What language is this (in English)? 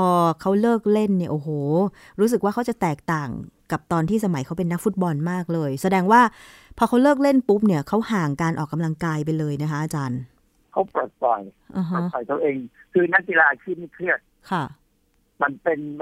Thai